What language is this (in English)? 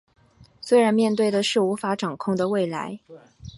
Chinese